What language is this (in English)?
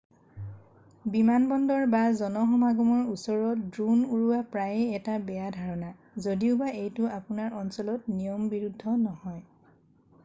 Assamese